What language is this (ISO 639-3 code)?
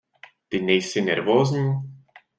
ces